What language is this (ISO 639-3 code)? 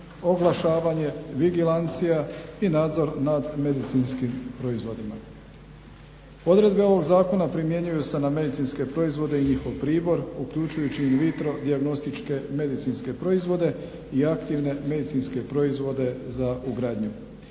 hrv